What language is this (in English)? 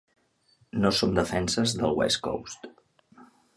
Catalan